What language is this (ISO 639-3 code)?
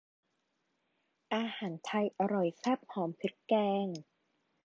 tha